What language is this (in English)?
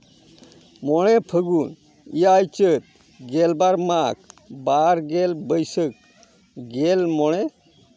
Santali